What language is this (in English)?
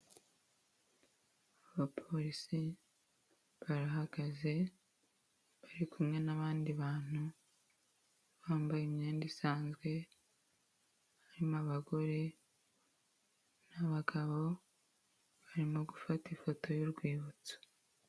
Kinyarwanda